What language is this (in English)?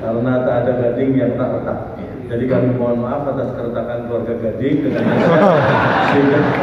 Indonesian